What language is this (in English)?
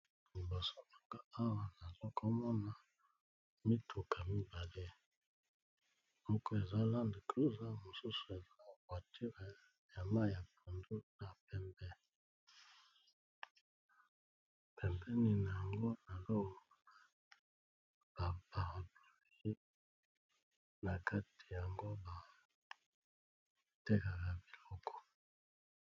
Lingala